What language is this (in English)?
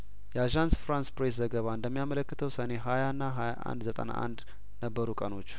Amharic